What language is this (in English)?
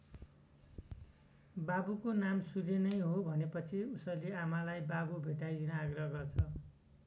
Nepali